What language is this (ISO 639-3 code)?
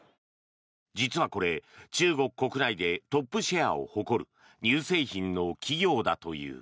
jpn